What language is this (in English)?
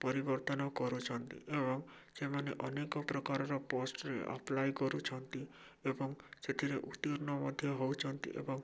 Odia